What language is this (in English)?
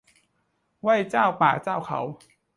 Thai